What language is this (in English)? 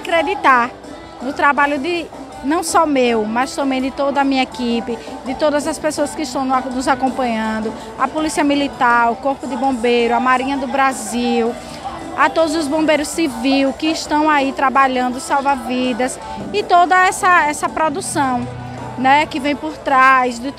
Portuguese